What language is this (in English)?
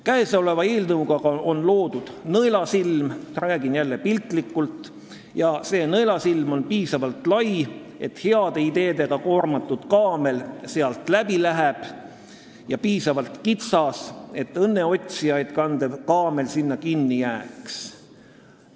Estonian